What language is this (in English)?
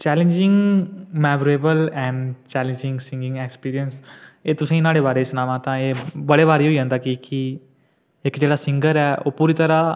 Dogri